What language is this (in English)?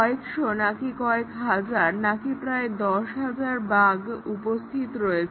Bangla